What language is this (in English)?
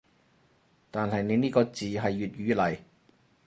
Cantonese